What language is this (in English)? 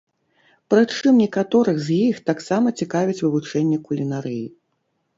Belarusian